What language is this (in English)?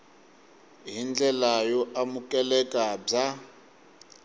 Tsonga